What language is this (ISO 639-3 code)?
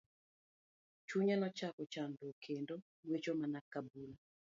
luo